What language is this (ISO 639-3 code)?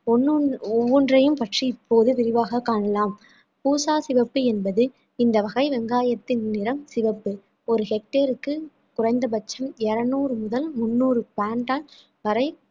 tam